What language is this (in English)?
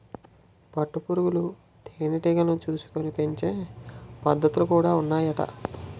Telugu